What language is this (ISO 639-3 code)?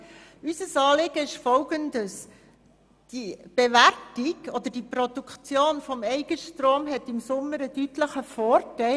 gsw